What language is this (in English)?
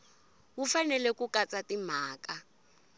Tsonga